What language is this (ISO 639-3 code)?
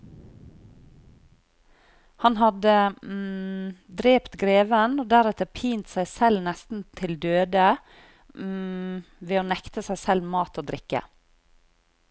nor